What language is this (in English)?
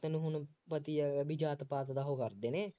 Punjabi